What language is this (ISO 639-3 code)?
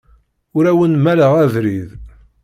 kab